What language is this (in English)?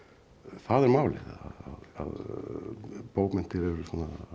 Icelandic